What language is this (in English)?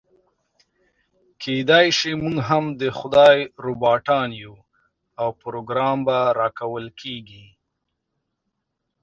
Pashto